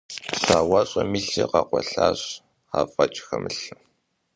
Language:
Kabardian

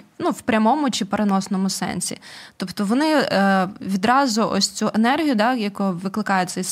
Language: Ukrainian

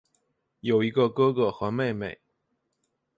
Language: Chinese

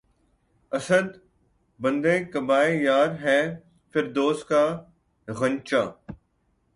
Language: Urdu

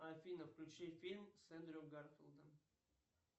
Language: Russian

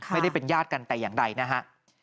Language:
Thai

